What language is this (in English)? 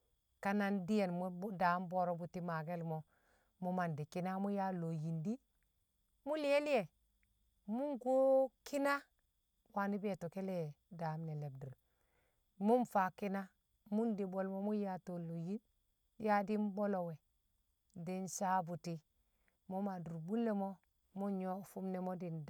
Kamo